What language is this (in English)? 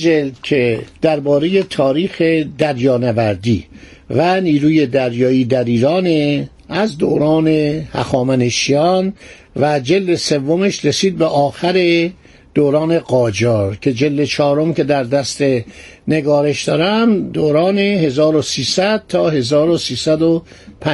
Persian